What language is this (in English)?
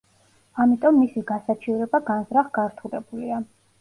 Georgian